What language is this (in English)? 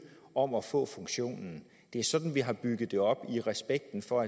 Danish